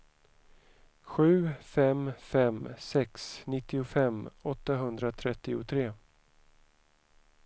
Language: Swedish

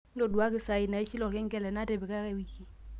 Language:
Masai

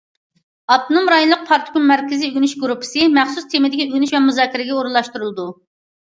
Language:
Uyghur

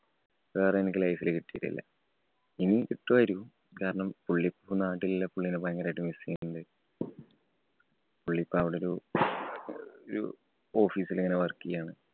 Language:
Malayalam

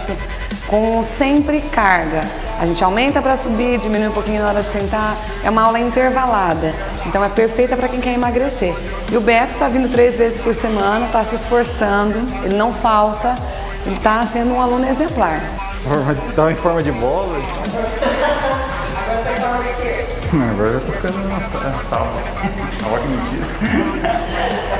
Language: Portuguese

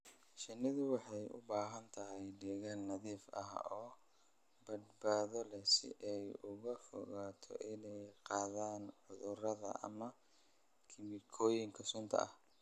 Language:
Somali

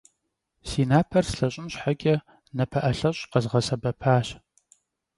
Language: Kabardian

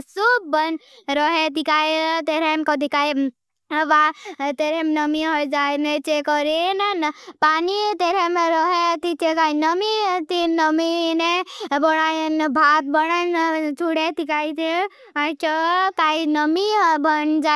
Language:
Bhili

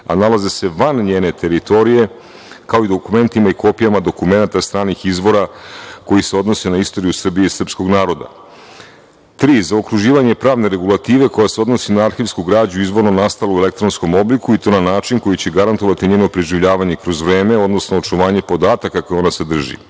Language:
Serbian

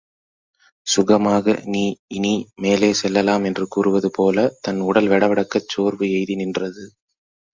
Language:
Tamil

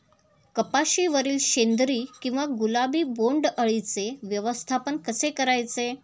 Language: Marathi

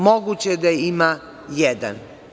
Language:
Serbian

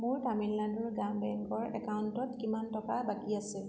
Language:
Assamese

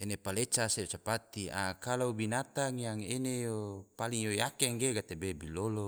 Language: Tidore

